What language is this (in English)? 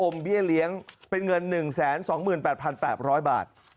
Thai